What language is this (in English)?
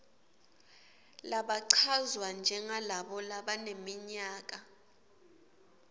Swati